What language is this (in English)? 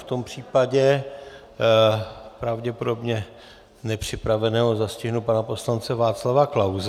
Czech